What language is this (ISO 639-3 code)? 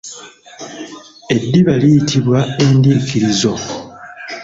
lug